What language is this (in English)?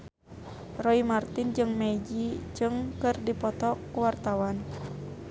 Sundanese